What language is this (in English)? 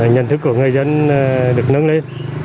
Vietnamese